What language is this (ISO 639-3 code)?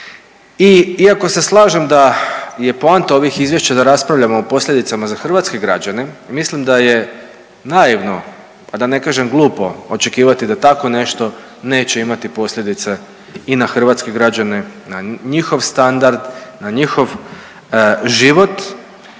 hrv